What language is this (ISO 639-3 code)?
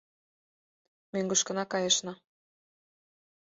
chm